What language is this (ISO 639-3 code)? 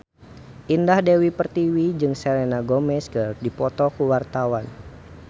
sun